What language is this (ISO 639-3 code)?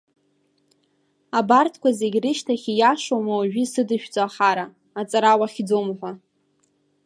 abk